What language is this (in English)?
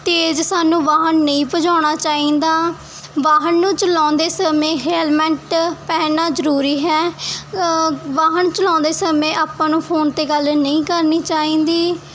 Punjabi